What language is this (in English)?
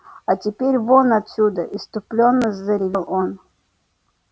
Russian